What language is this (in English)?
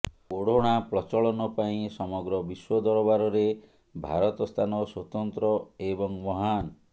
Odia